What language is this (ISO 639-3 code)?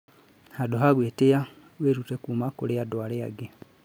kik